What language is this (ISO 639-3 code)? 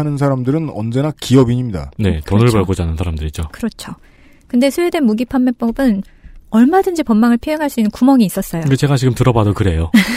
kor